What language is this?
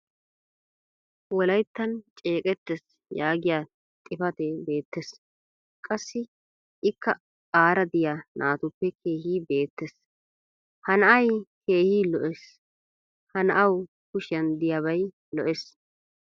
Wolaytta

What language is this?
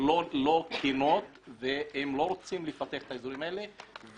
Hebrew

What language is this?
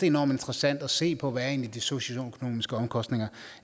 Danish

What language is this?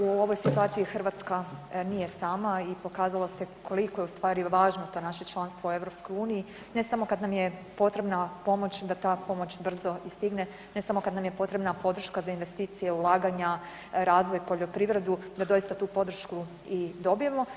Croatian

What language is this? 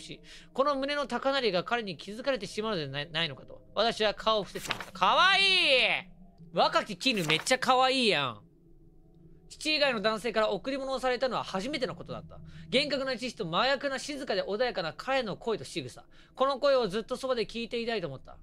Japanese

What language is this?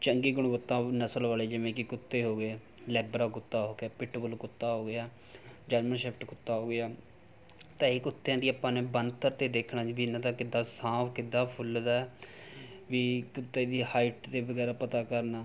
Punjabi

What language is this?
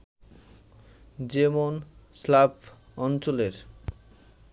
Bangla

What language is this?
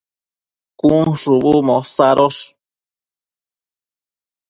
Matsés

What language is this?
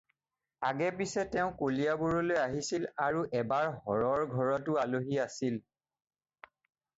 Assamese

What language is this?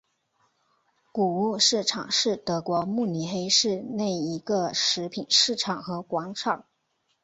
Chinese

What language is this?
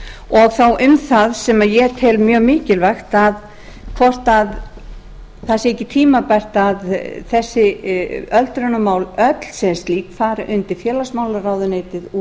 Icelandic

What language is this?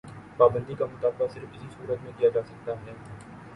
Urdu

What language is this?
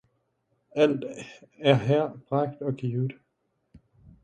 Danish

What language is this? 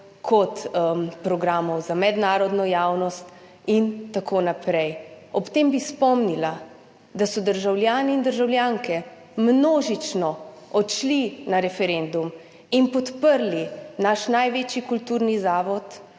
Slovenian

